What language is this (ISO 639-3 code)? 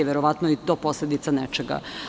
srp